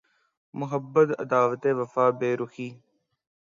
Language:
Urdu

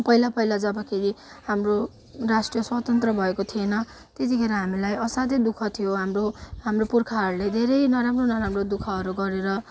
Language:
Nepali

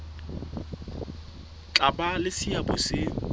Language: Southern Sotho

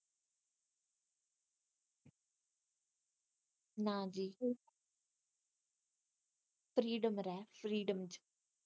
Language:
Punjabi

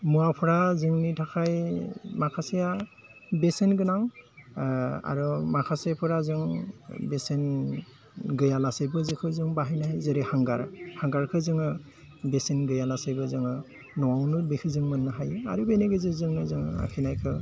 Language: Bodo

